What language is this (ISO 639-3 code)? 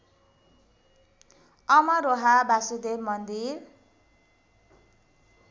nep